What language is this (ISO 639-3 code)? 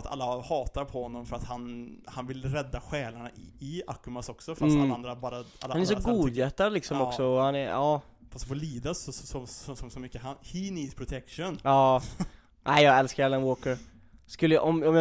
swe